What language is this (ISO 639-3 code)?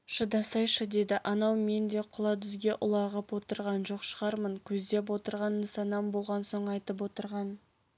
kaz